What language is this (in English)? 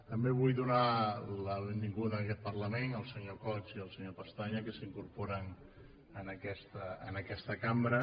Catalan